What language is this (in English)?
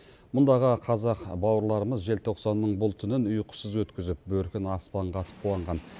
Kazakh